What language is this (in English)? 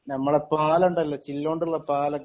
Malayalam